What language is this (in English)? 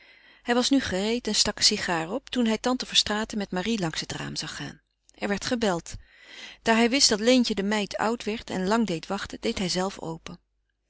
Dutch